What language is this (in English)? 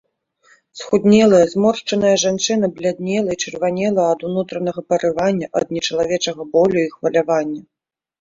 Belarusian